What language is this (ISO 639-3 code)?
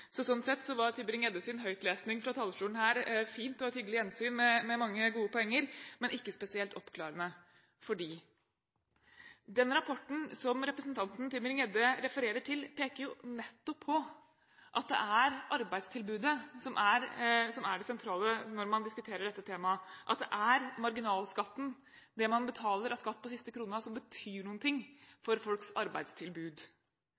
nob